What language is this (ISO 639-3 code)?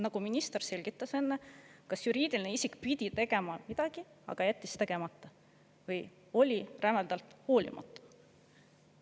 est